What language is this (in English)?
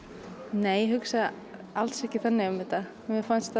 Icelandic